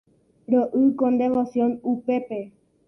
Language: Guarani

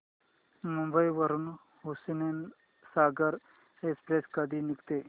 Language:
Marathi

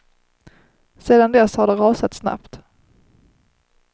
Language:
Swedish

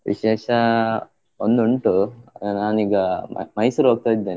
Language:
Kannada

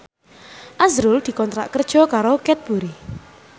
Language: Javanese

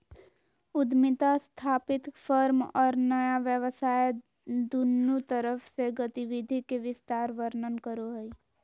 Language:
Magahi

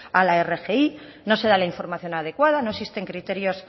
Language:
Spanish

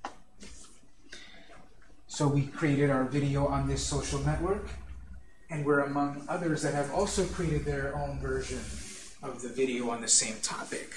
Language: English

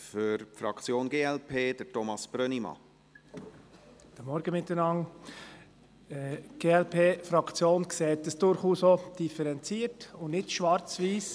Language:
Swiss German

